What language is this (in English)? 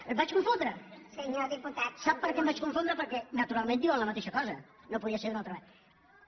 Catalan